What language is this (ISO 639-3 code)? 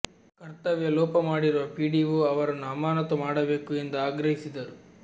kan